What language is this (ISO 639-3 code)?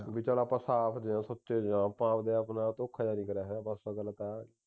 pan